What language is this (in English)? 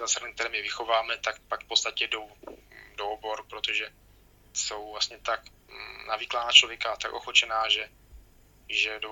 Czech